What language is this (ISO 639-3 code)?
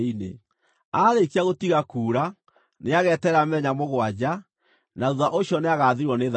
kik